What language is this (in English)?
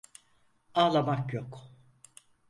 Turkish